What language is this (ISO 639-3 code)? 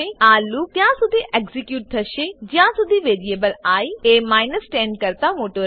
guj